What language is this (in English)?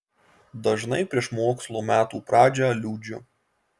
Lithuanian